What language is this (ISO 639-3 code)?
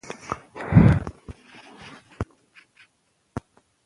pus